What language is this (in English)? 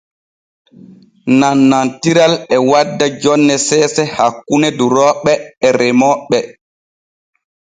Borgu Fulfulde